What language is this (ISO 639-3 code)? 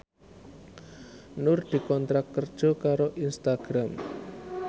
jav